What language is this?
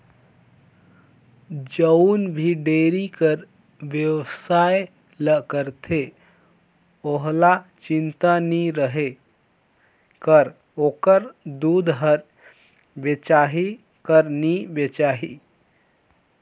Chhattisgarhi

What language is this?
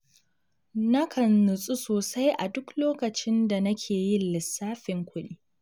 Hausa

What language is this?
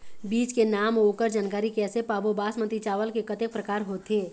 Chhattisgarhi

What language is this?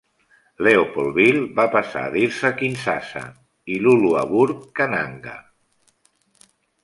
Catalan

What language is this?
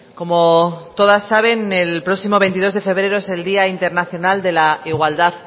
Spanish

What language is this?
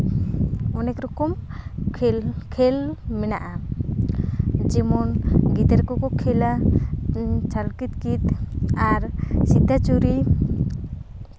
Santali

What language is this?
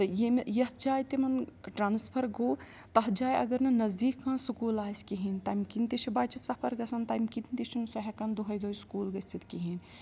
Kashmiri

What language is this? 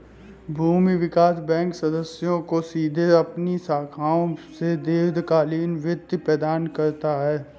Hindi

